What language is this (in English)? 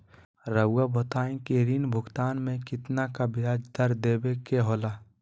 Magahi